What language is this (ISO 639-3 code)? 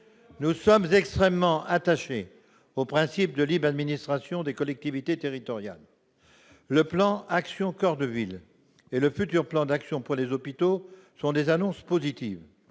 fra